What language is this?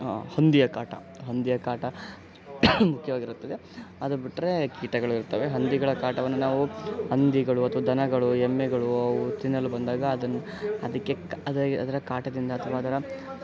Kannada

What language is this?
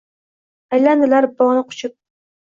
Uzbek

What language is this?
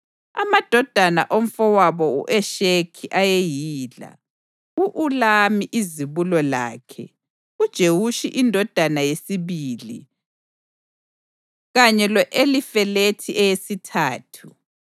North Ndebele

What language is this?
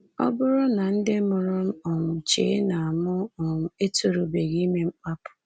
Igbo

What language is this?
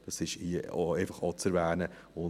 Swiss German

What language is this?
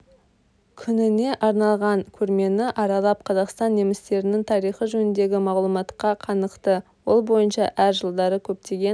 Kazakh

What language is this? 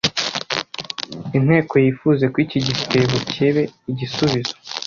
Kinyarwanda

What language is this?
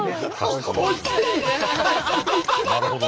Japanese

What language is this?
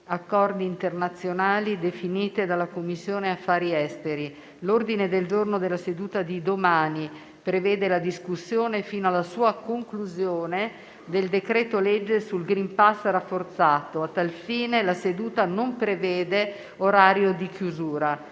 Italian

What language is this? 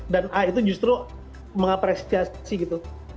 Indonesian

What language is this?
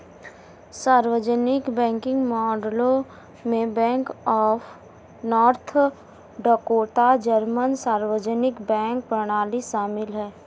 Hindi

